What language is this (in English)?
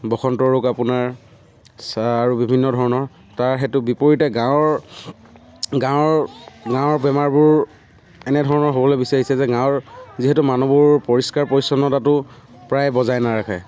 Assamese